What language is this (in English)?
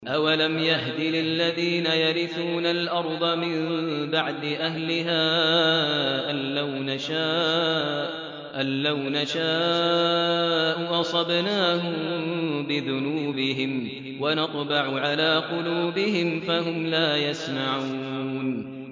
Arabic